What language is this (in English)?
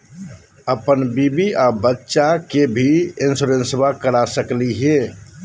Magahi